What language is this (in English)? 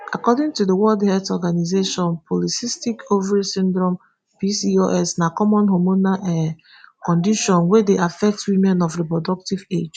Nigerian Pidgin